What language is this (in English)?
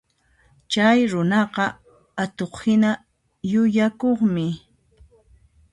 Puno Quechua